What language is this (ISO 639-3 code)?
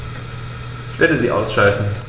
deu